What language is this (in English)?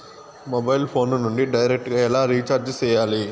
Telugu